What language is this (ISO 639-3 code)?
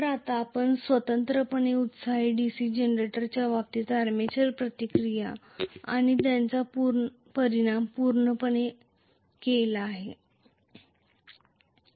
mar